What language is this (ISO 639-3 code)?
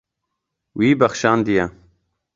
kur